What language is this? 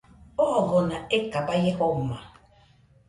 Nüpode Huitoto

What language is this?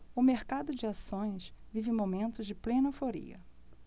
Portuguese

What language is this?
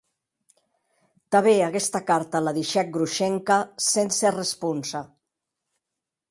Occitan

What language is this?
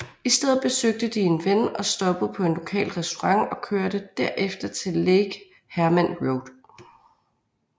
Danish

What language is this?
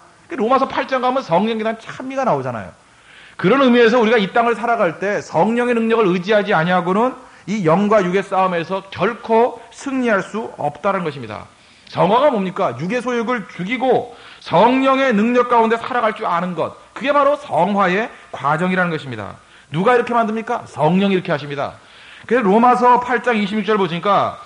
Korean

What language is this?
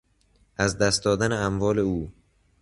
Persian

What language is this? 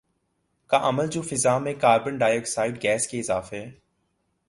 Urdu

